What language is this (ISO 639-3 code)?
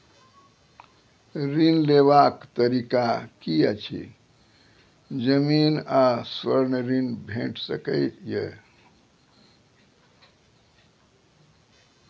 mai